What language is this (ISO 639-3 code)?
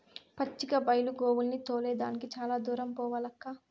tel